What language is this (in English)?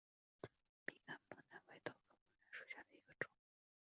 Chinese